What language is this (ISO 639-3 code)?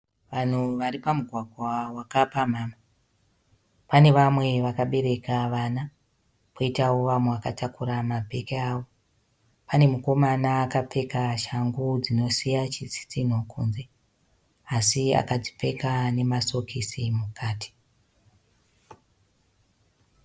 sna